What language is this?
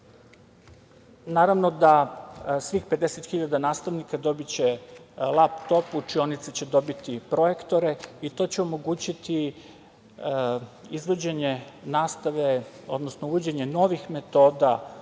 Serbian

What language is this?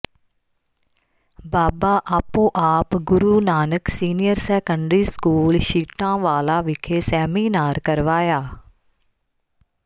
Punjabi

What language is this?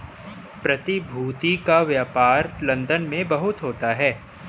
Hindi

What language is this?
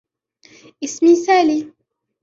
Arabic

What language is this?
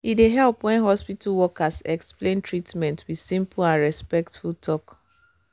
Nigerian Pidgin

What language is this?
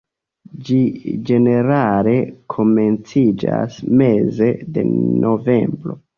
Esperanto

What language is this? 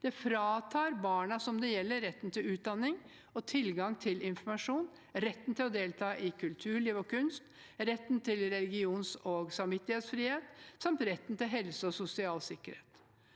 Norwegian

